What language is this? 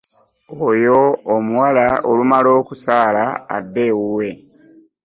Ganda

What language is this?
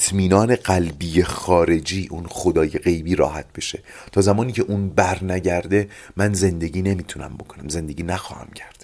Persian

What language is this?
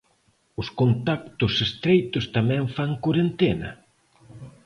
Galician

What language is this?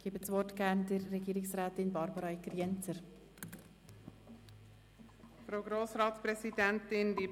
Swiss German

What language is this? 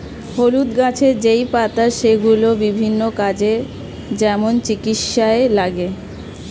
Bangla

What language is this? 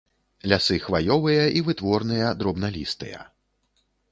Belarusian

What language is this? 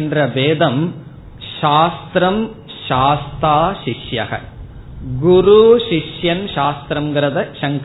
Tamil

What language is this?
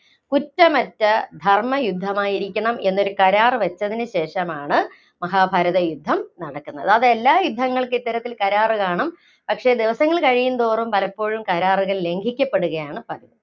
Malayalam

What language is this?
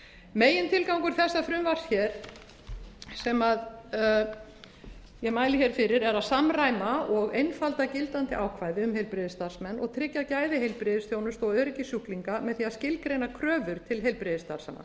Icelandic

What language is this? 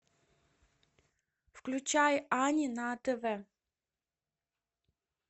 Russian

